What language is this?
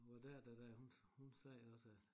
Danish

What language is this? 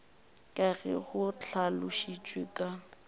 Northern Sotho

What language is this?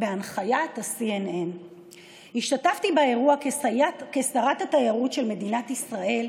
Hebrew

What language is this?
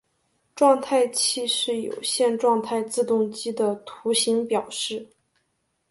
Chinese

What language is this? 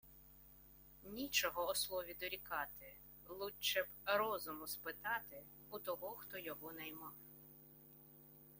Ukrainian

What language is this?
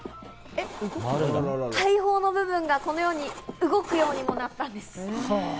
Japanese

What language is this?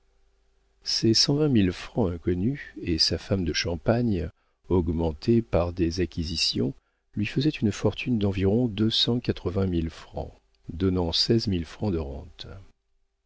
French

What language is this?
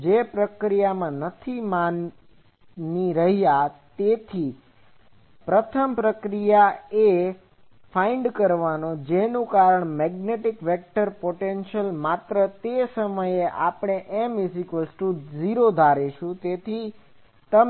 Gujarati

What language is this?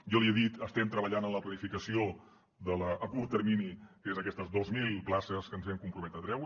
Catalan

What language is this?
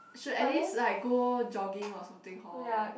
English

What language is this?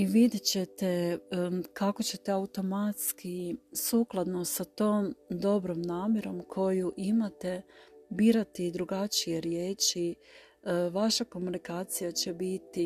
Croatian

